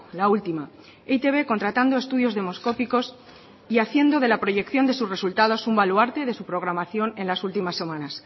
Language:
Spanish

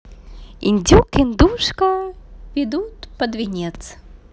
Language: Russian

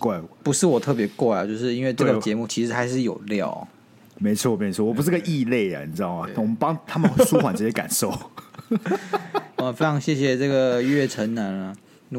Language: Chinese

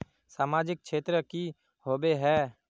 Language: Magahi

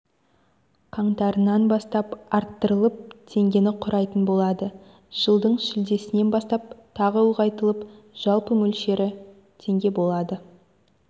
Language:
Kazakh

